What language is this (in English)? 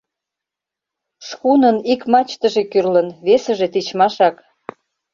Mari